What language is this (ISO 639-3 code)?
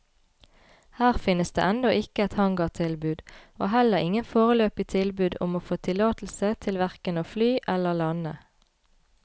nor